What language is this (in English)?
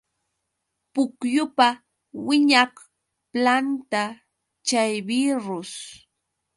Yauyos Quechua